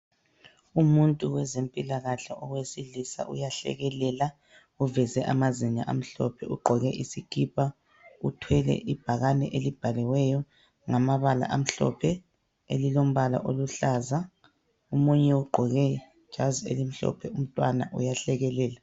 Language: North Ndebele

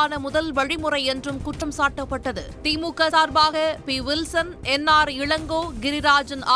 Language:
Korean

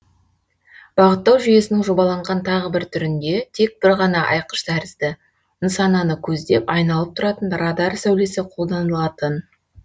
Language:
Kazakh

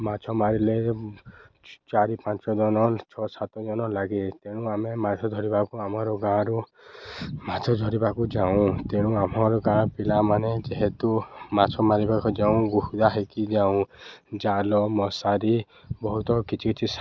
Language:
Odia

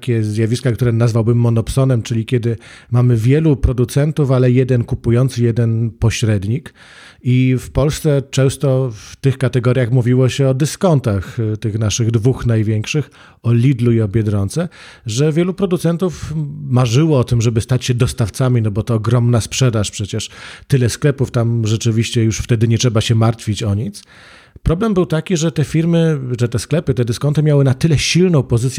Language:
Polish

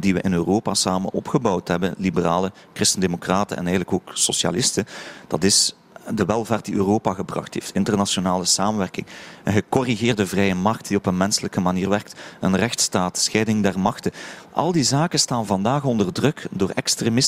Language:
Dutch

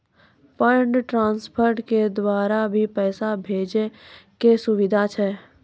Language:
Maithili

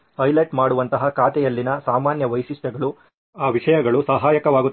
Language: Kannada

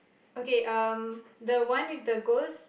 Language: English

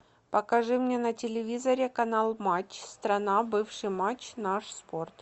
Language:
Russian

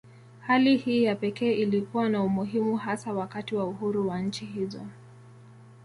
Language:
Swahili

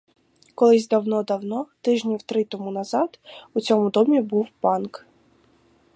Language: Ukrainian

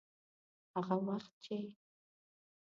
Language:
Pashto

